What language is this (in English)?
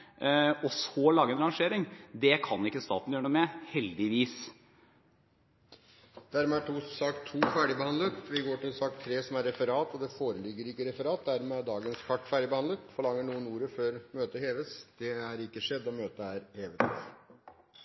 Norwegian